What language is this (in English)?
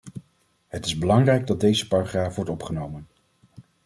Dutch